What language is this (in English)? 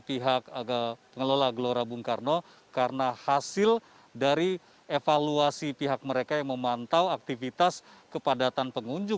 Indonesian